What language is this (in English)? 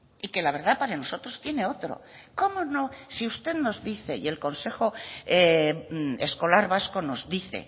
Spanish